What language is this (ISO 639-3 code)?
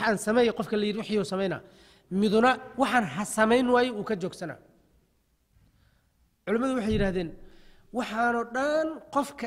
ara